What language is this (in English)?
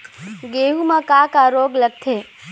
Chhattisgarhi